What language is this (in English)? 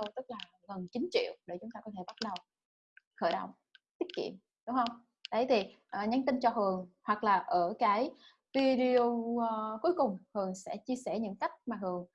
Vietnamese